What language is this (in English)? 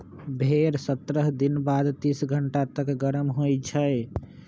Magahi